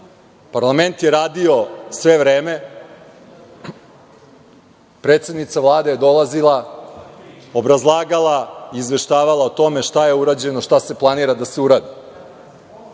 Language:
Serbian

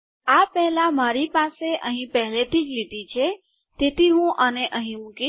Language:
Gujarati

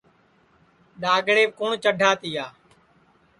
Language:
Sansi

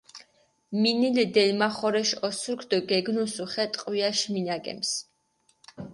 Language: Mingrelian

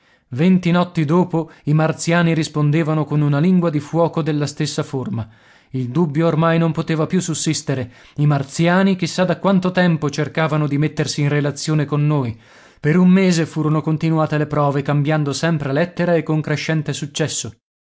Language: Italian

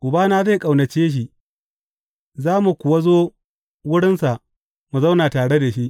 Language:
Hausa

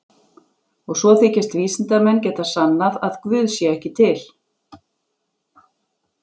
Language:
Icelandic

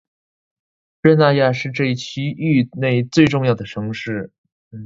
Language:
Chinese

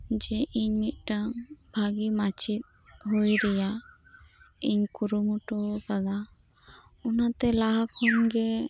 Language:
Santali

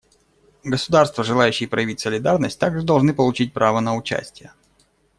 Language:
Russian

